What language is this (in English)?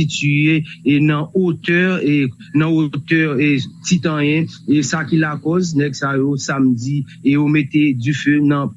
French